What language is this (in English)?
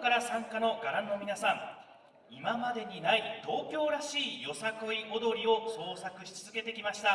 Japanese